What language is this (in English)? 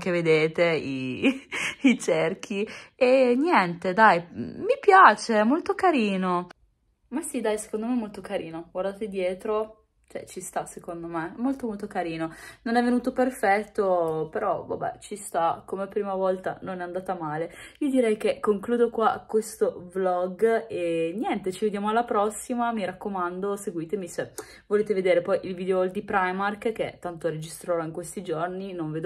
Italian